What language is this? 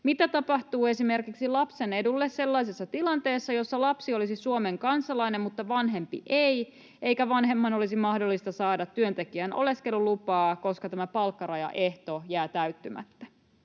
Finnish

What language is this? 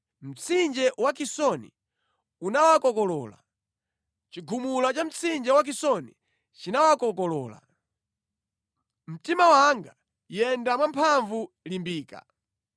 Nyanja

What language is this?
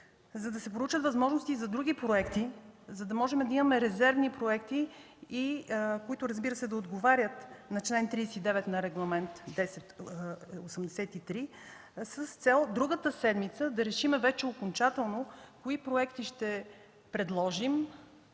Bulgarian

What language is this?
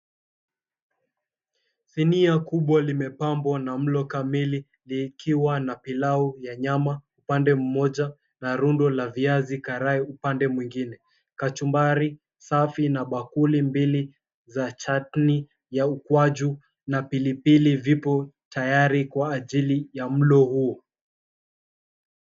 Swahili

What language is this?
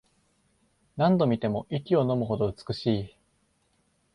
Japanese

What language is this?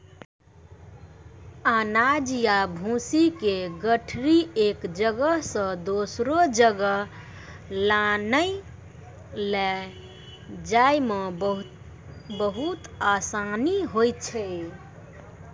Maithili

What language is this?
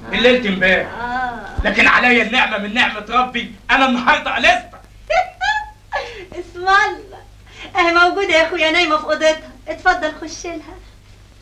Arabic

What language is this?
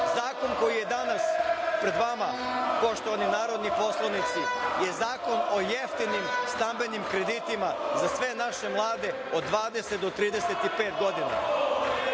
Serbian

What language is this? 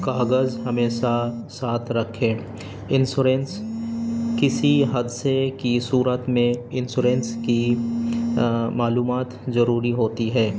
Urdu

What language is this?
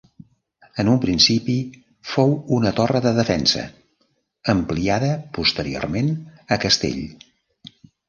Catalan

